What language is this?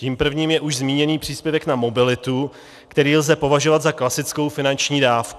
Czech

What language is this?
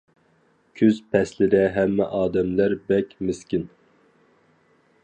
Uyghur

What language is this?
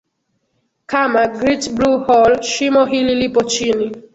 Swahili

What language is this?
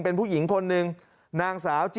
Thai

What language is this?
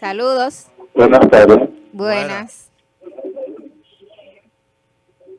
Spanish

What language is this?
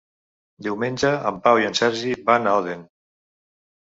Catalan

